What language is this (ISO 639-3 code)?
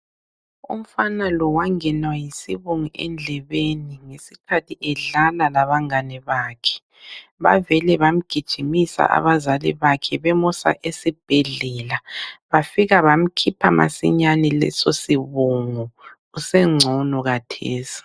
nde